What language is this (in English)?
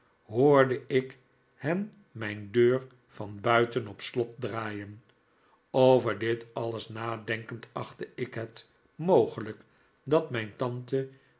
Dutch